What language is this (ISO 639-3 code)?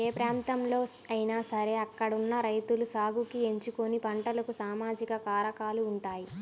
tel